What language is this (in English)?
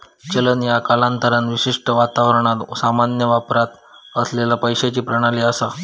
Marathi